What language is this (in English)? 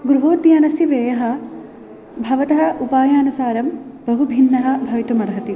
Sanskrit